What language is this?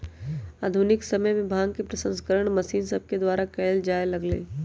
Magahi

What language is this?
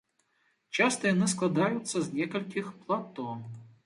Belarusian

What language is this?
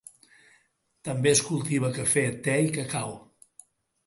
Catalan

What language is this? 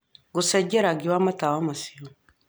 Kikuyu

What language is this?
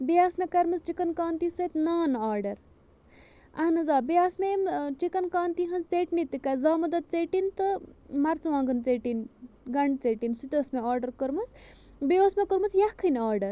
Kashmiri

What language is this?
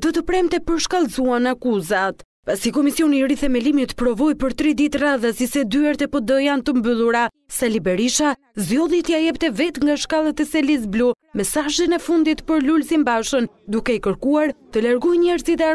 Romanian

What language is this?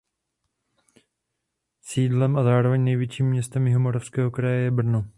Czech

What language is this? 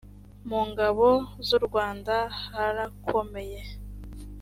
Kinyarwanda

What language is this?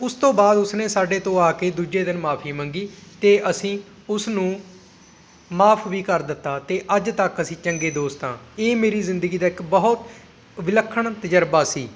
Punjabi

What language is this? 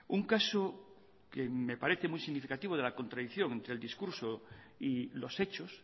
Spanish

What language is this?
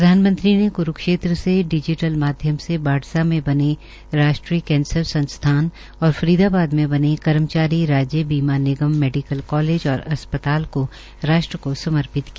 Hindi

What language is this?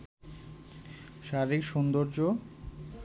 Bangla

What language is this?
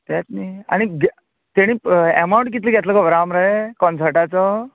Konkani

